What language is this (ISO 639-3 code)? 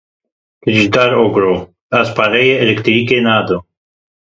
kur